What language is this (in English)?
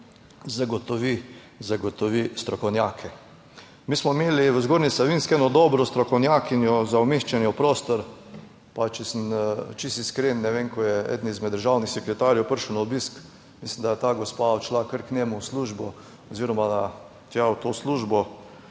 Slovenian